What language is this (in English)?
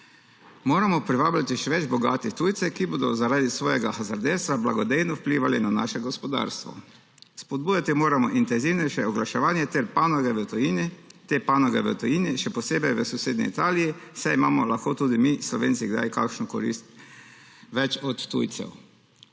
Slovenian